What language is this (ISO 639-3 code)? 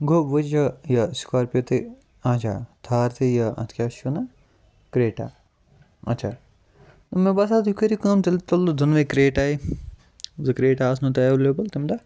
kas